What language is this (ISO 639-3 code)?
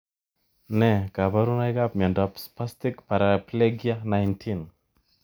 kln